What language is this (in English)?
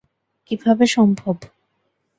Bangla